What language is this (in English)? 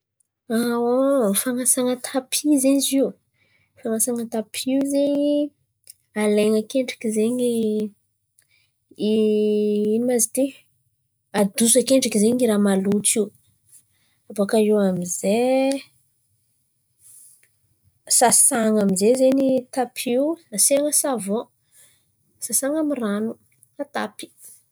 Antankarana Malagasy